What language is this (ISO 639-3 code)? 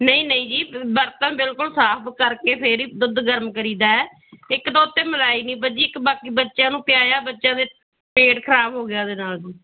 pan